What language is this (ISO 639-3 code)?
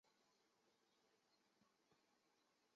zho